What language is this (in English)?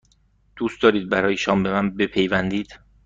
Persian